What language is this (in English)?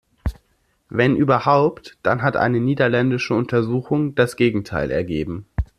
German